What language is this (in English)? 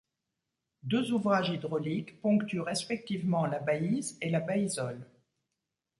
French